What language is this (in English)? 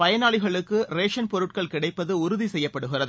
Tamil